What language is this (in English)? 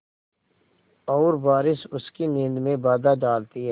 Hindi